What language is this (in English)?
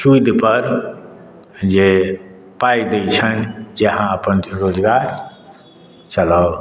Maithili